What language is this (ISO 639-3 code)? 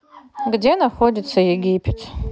rus